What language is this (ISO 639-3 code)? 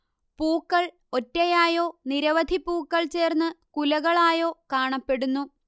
mal